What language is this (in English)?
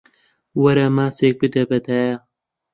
Central Kurdish